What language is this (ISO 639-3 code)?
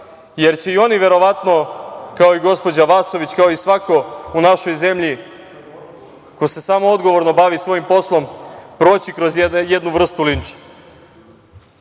srp